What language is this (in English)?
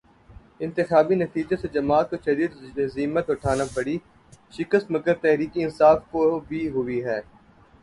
Urdu